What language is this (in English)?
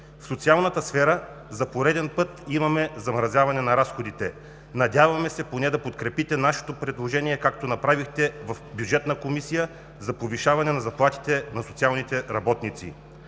Bulgarian